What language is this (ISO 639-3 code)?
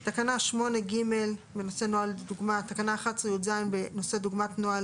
heb